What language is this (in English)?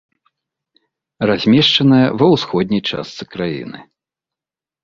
Belarusian